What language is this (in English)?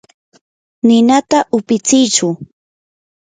Yanahuanca Pasco Quechua